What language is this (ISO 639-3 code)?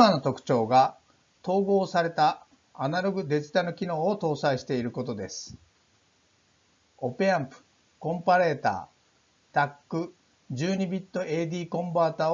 jpn